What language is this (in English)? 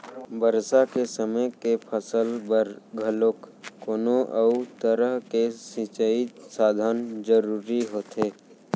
Chhattisgarhi